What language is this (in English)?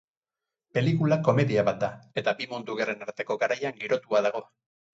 Basque